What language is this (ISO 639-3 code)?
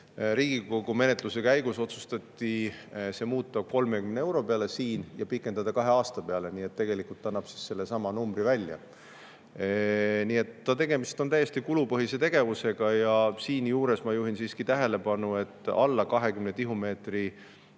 est